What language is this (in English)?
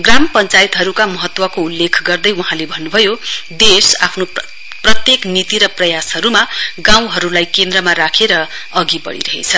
Nepali